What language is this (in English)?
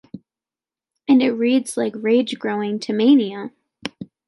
English